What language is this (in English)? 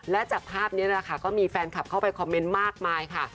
Thai